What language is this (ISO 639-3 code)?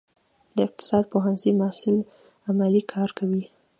pus